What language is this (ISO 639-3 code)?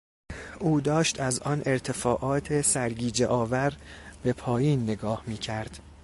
fas